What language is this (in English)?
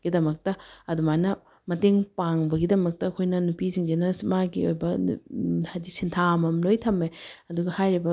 Manipuri